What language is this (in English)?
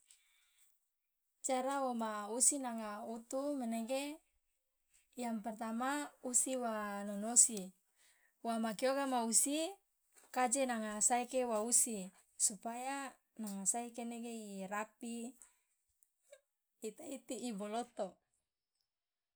Loloda